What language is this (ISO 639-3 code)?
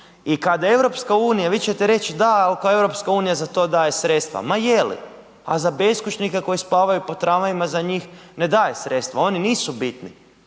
hrv